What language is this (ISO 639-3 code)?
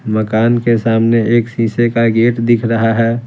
hin